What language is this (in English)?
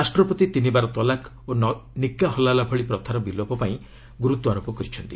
Odia